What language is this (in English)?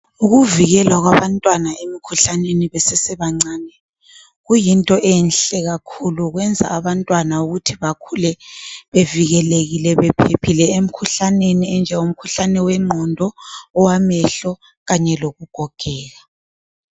North Ndebele